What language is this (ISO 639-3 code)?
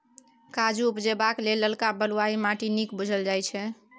mai